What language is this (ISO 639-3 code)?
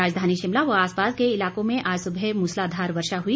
hin